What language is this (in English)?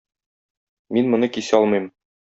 Tatar